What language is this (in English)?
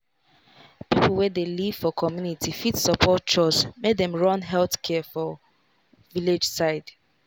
Nigerian Pidgin